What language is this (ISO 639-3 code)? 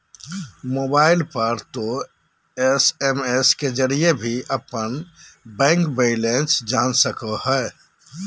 mag